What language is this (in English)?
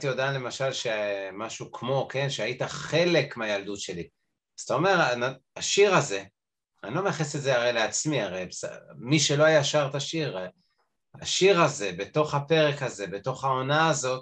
Hebrew